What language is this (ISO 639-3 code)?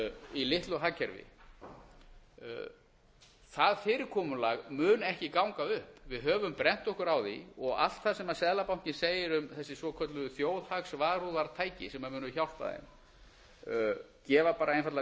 isl